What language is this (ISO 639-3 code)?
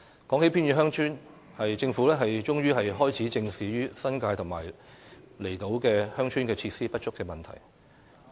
yue